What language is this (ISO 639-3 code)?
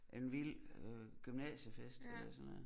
dan